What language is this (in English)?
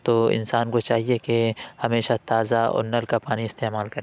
Urdu